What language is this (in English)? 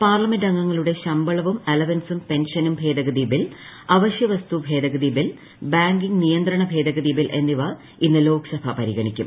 Malayalam